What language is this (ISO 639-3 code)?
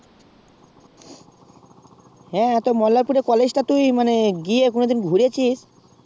ben